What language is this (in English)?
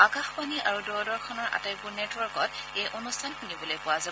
Assamese